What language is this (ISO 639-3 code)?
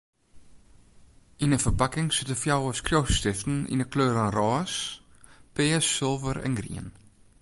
fry